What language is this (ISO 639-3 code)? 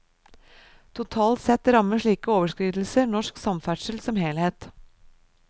nor